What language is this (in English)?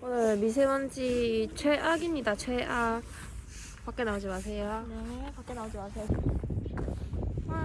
Korean